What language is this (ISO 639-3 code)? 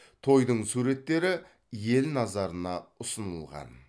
kaz